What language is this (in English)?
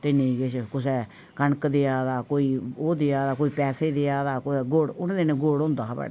Dogri